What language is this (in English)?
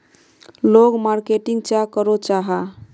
Magahi